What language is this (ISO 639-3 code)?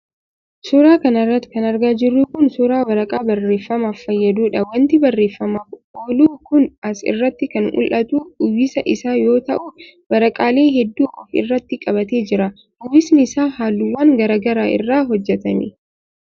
orm